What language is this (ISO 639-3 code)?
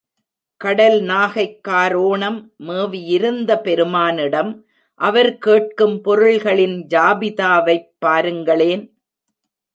tam